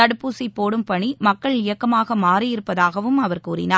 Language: Tamil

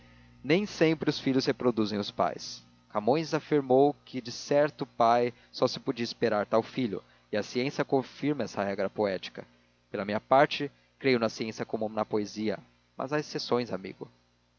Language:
Portuguese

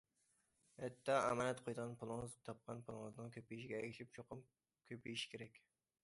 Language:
Uyghur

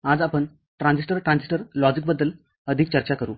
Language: Marathi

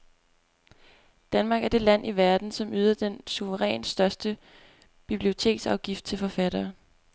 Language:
Danish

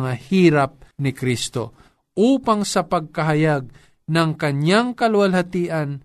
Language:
Filipino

